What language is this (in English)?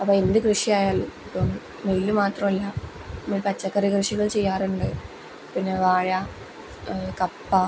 Malayalam